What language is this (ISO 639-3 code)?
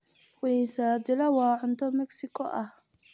som